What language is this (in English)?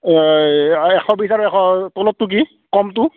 Assamese